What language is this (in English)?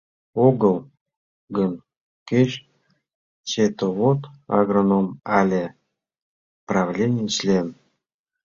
Mari